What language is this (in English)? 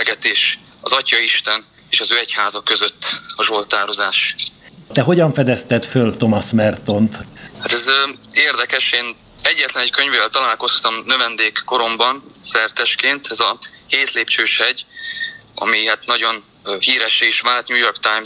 Hungarian